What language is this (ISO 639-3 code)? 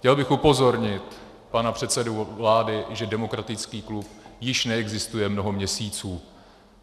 ces